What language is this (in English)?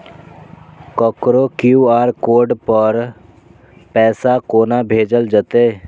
Maithili